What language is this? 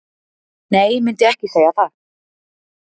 Icelandic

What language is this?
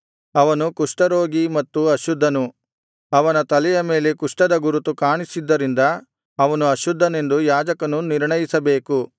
Kannada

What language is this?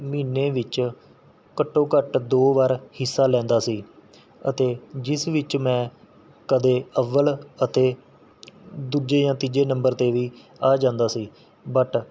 Punjabi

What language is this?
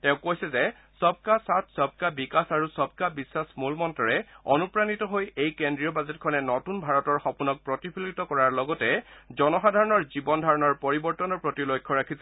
Assamese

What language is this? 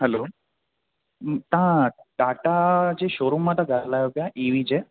Sindhi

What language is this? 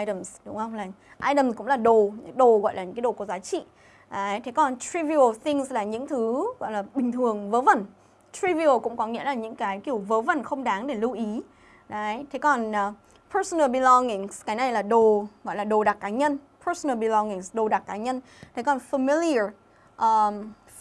Vietnamese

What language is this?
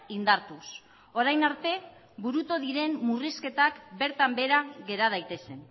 Basque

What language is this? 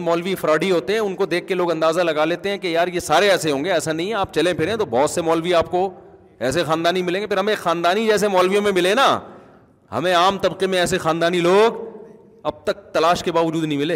Urdu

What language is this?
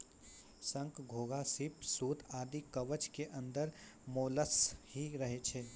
Maithili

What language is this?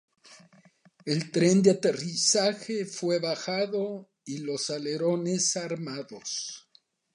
Spanish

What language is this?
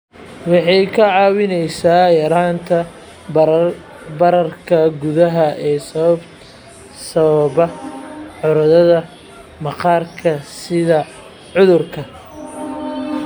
Somali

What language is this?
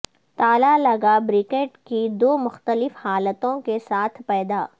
Urdu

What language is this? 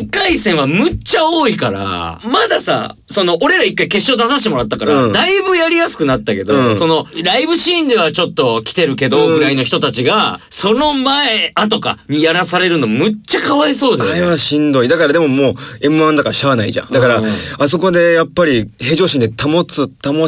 Japanese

